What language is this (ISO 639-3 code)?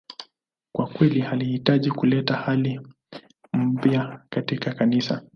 swa